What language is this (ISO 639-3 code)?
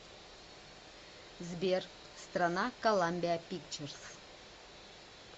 rus